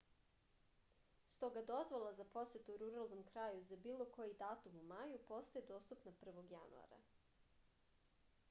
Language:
Serbian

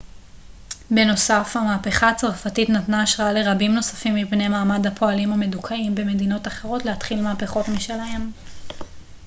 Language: Hebrew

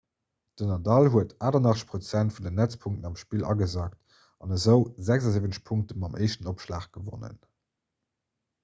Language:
Luxembourgish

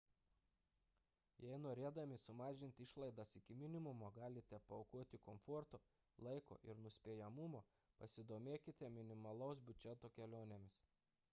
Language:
Lithuanian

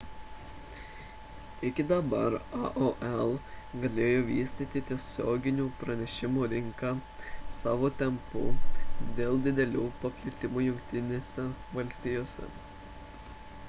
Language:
Lithuanian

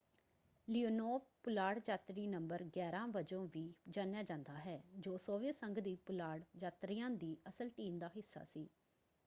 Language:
Punjabi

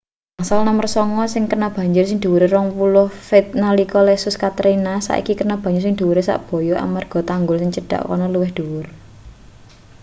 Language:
Javanese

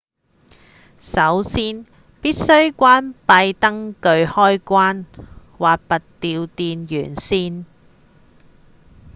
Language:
Cantonese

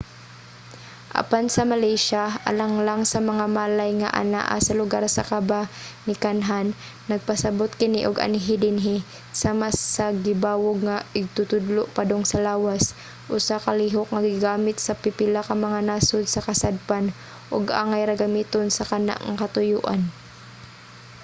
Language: Cebuano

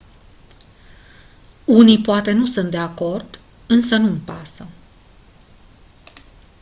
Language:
Romanian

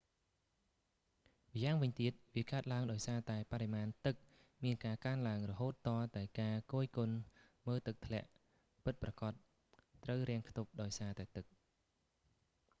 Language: Khmer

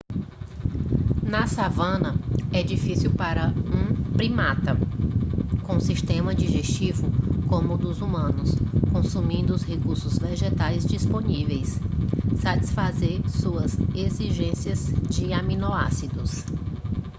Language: Portuguese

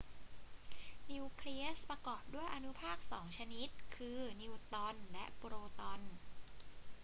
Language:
Thai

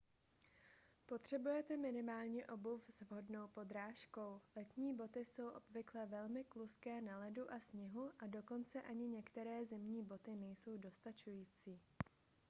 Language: Czech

